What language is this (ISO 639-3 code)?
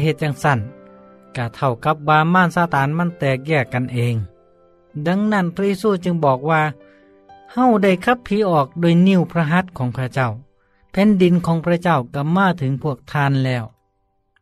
tha